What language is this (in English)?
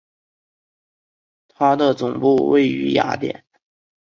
Chinese